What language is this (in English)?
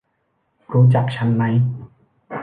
Thai